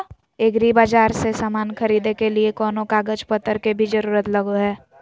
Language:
Magahi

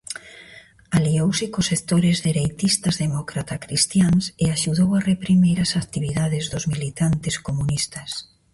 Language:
Galician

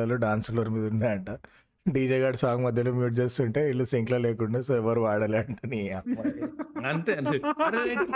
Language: Telugu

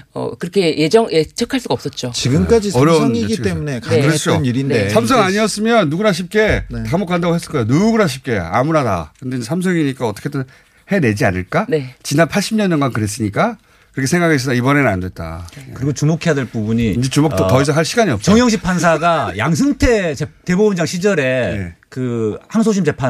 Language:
Korean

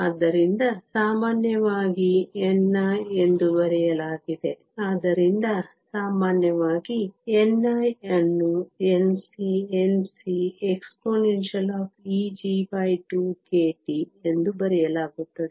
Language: Kannada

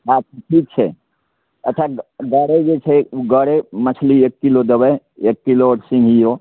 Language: Maithili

